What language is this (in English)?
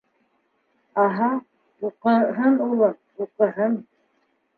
Bashkir